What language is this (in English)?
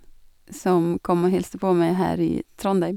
Norwegian